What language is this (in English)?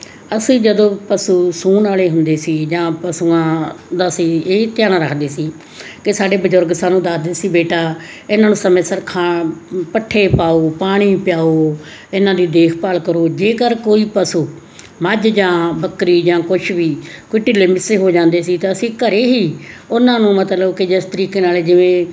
Punjabi